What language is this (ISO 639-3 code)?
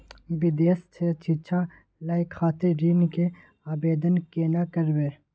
mai